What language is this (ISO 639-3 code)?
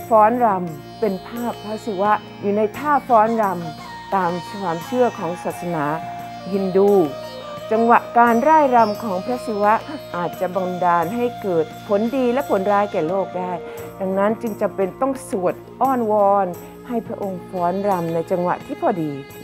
tha